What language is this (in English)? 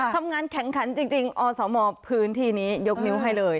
Thai